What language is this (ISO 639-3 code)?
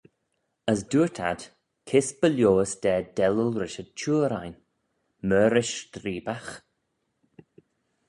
glv